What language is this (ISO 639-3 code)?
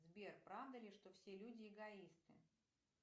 rus